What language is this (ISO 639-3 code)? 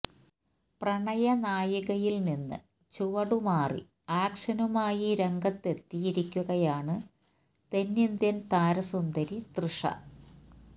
mal